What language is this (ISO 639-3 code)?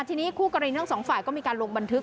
tha